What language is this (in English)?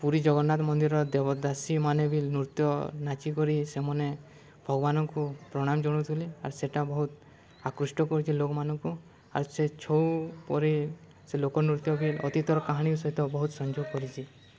Odia